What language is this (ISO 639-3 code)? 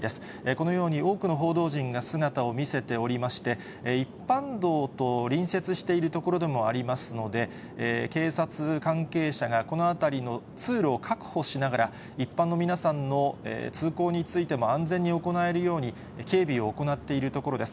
jpn